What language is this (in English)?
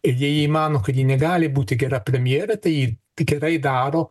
Lithuanian